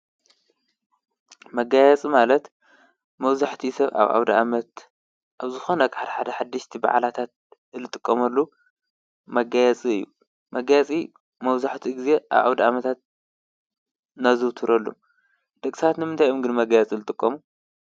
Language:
Tigrinya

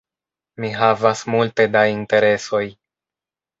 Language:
Esperanto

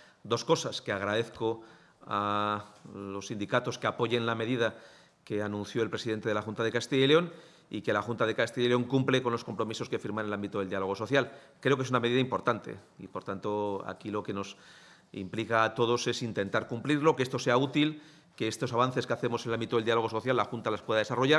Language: Spanish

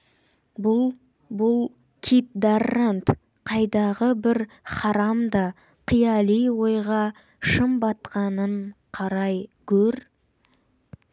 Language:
Kazakh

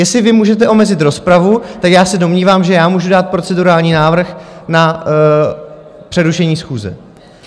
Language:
Czech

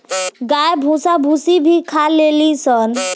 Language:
Bhojpuri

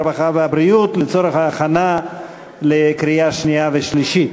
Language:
Hebrew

